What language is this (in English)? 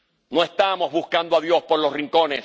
Spanish